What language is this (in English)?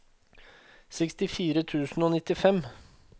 Norwegian